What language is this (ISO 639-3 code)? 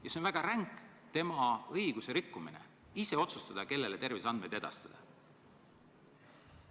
est